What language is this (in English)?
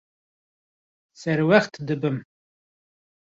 Kurdish